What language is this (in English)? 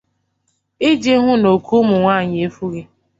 Igbo